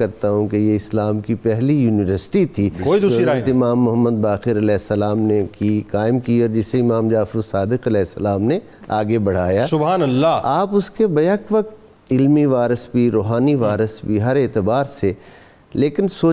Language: Urdu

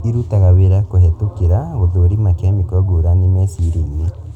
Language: Kikuyu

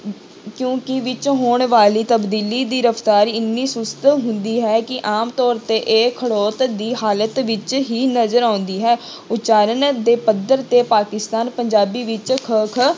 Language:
Punjabi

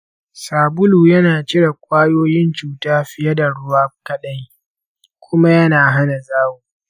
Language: Hausa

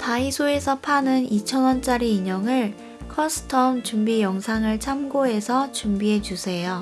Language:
Korean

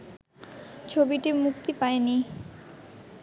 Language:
Bangla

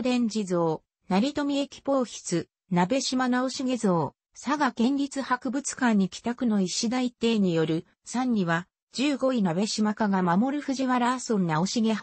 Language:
Japanese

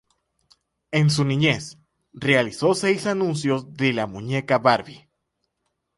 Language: Spanish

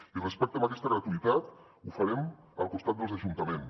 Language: Catalan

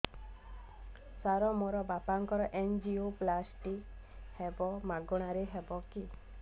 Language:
Odia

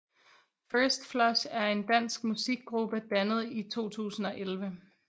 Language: Danish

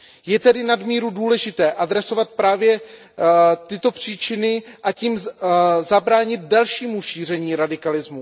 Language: Czech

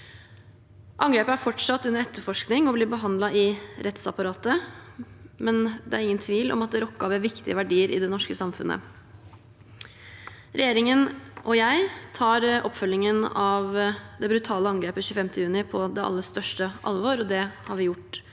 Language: Norwegian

